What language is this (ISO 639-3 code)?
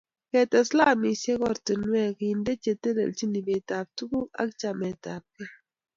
kln